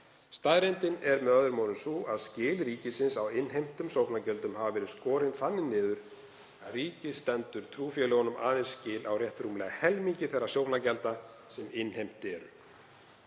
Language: Icelandic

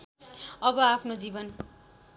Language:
Nepali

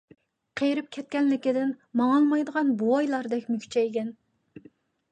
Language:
Uyghur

